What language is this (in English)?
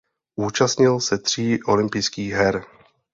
Czech